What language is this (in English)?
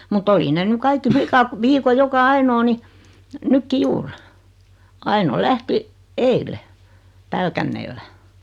Finnish